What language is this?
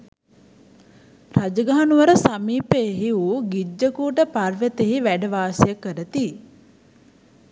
Sinhala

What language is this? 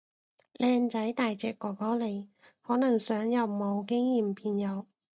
Cantonese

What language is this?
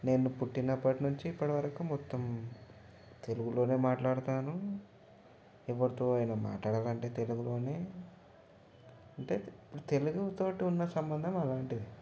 Telugu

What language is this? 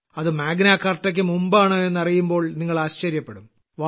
Malayalam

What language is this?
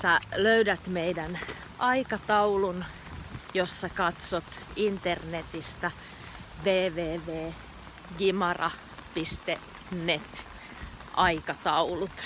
Finnish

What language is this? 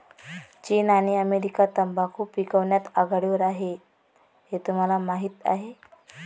Marathi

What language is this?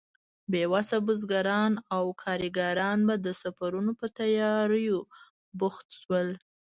Pashto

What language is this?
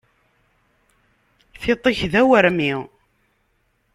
Kabyle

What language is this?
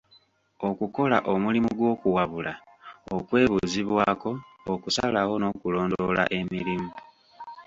Ganda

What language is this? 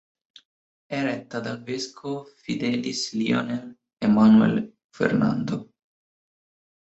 Italian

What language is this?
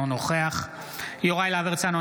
Hebrew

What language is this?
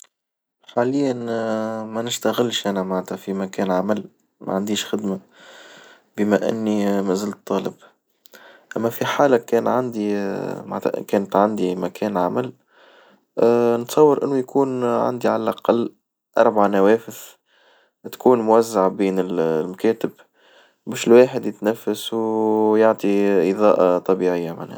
Tunisian Arabic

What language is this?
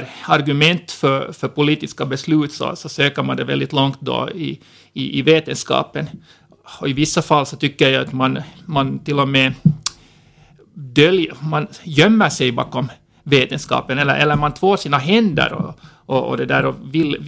Swedish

